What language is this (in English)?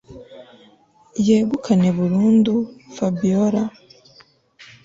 Kinyarwanda